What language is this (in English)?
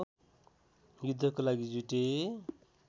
Nepali